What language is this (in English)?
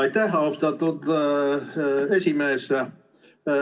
Estonian